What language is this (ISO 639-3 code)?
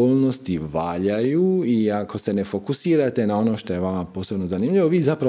hrv